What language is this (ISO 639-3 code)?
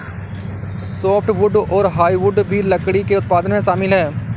hin